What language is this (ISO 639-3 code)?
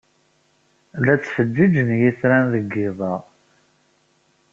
kab